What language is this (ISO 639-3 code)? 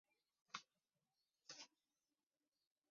zho